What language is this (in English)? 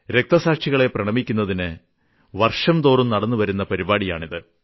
Malayalam